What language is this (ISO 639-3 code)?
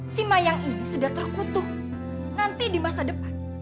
ind